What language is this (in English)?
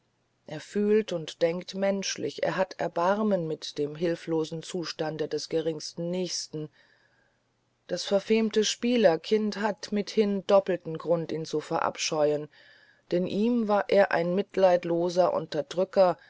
German